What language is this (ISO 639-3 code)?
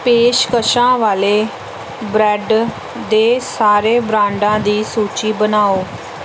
pan